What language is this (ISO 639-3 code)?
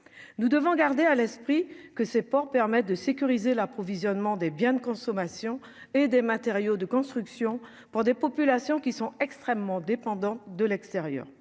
fra